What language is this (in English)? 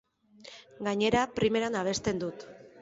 Basque